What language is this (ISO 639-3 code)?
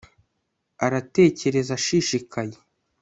kin